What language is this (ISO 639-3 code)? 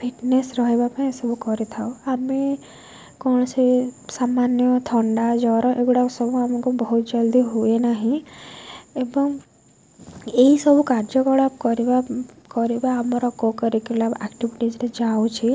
ori